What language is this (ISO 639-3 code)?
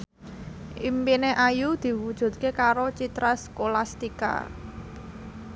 jav